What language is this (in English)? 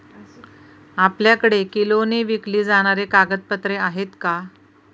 Marathi